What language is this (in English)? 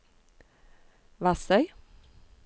Norwegian